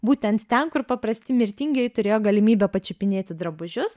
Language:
Lithuanian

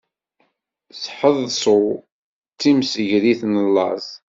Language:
Kabyle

